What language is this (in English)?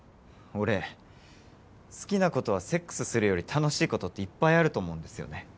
Japanese